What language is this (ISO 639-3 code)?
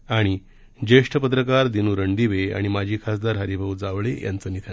mar